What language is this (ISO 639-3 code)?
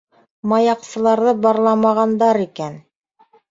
bak